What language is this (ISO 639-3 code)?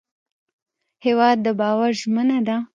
pus